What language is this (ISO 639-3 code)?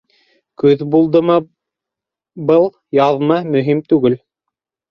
bak